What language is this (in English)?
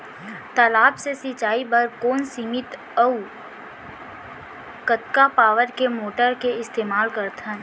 Chhattisgarhi